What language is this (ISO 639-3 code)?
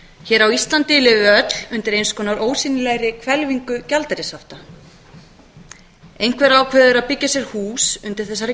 isl